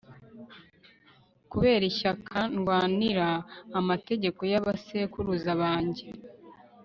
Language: Kinyarwanda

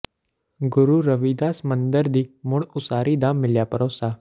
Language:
Punjabi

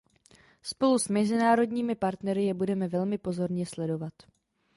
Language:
Czech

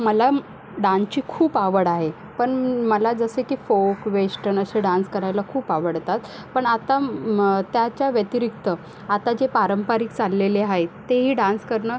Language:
Marathi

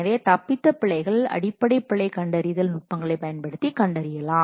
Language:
Tamil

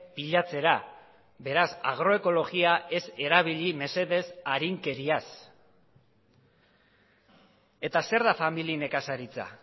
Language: Basque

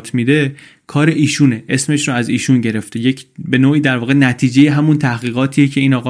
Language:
Persian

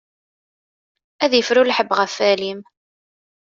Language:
Kabyle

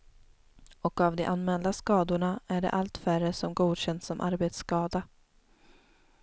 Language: Swedish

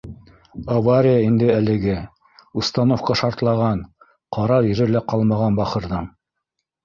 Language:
Bashkir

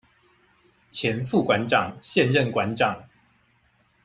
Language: Chinese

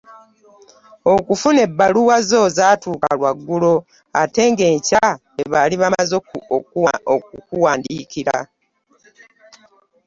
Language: Ganda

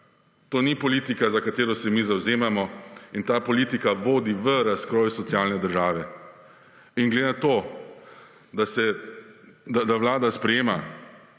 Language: Slovenian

